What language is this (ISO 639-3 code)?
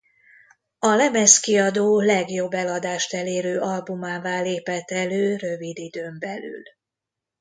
hun